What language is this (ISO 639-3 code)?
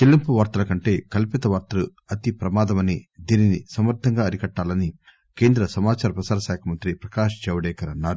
tel